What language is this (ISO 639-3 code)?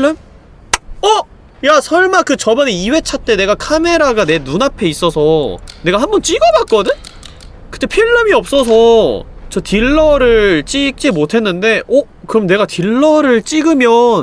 kor